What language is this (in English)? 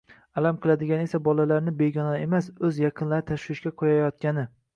Uzbek